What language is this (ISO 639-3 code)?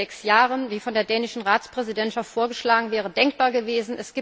deu